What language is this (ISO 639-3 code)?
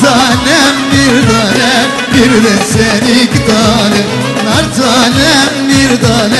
tur